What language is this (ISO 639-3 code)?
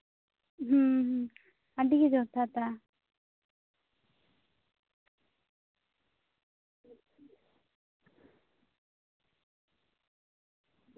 sat